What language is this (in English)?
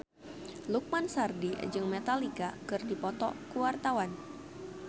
Sundanese